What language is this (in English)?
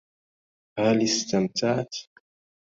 Arabic